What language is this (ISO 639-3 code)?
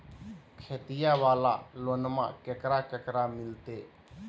mag